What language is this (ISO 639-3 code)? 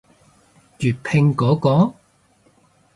yue